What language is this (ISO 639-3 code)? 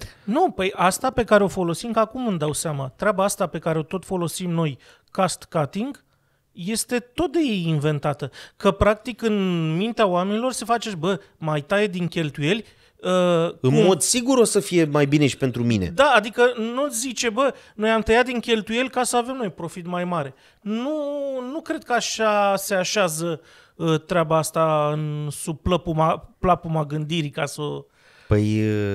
ron